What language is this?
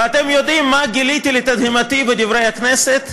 Hebrew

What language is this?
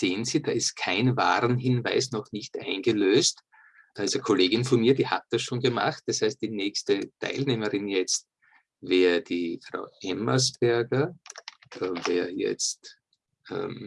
German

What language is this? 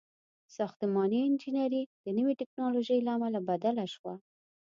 Pashto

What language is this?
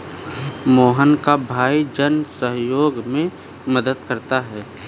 Hindi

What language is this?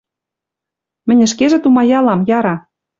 Western Mari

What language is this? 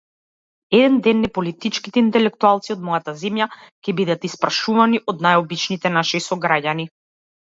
Macedonian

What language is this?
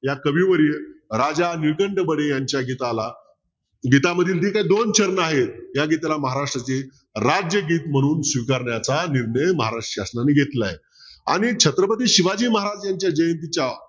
Marathi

